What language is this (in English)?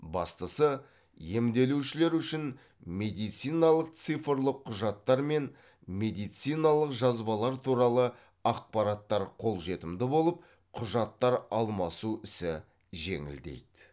Kazakh